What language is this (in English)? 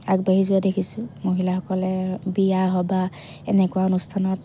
Assamese